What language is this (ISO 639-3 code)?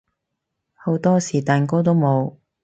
yue